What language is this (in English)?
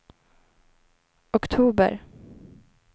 Swedish